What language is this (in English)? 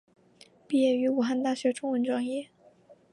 Chinese